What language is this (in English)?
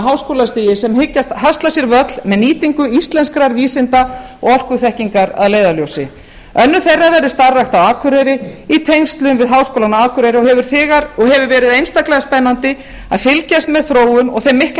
Icelandic